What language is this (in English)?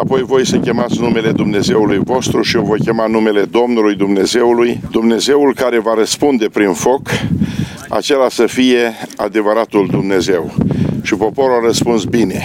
Romanian